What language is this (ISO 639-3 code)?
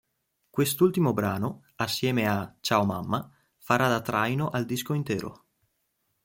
ita